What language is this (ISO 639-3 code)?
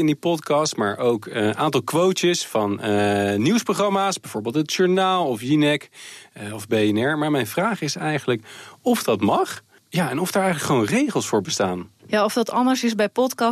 nld